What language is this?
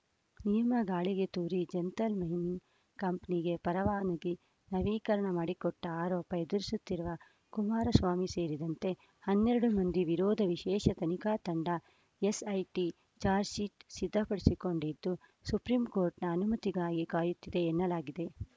Kannada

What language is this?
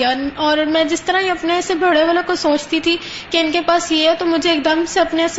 Urdu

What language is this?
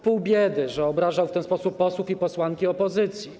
Polish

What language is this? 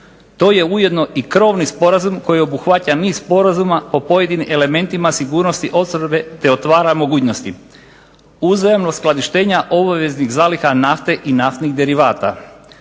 Croatian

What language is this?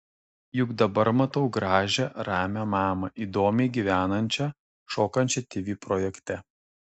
Lithuanian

